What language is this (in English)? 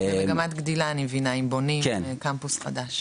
Hebrew